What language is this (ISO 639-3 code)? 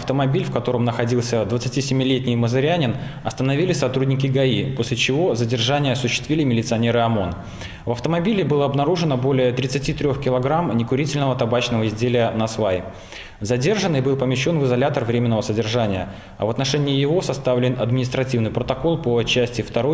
rus